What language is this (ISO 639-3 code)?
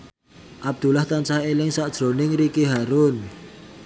jav